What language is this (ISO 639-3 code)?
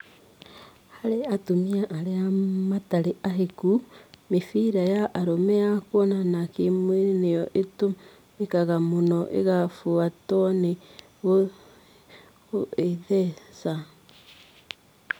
kik